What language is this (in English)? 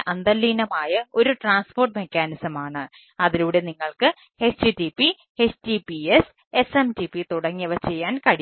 Malayalam